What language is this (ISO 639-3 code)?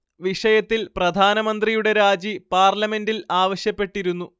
mal